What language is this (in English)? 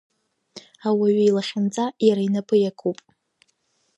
Abkhazian